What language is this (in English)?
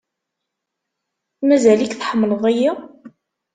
Kabyle